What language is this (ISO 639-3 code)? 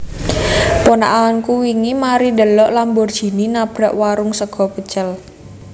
jav